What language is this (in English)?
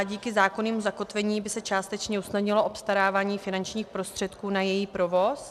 Czech